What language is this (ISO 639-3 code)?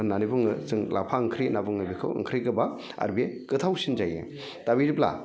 brx